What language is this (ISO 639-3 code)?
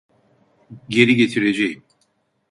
tur